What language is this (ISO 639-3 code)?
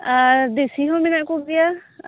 sat